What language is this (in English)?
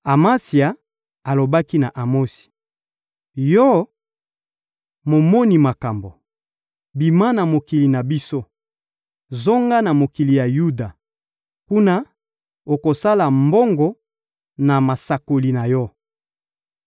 Lingala